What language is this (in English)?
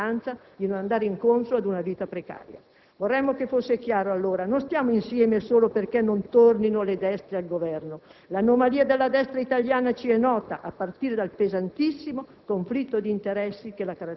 Italian